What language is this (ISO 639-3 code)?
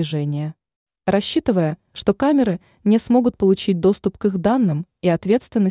rus